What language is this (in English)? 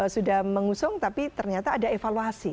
Indonesian